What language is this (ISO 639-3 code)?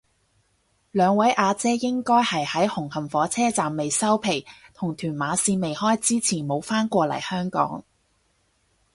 yue